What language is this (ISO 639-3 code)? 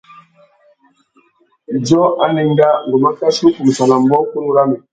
bag